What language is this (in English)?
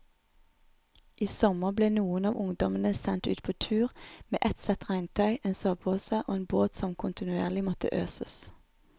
Norwegian